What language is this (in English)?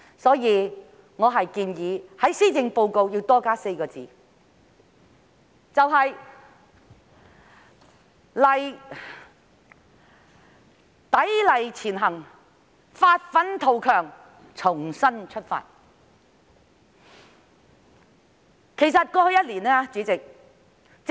Cantonese